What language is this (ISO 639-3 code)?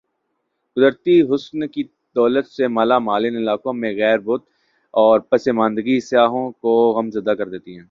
urd